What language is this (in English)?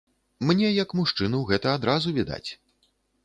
Belarusian